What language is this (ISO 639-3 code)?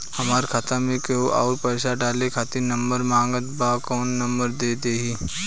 bho